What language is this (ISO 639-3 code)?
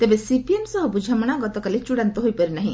ori